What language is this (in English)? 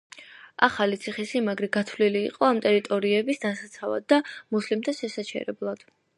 Georgian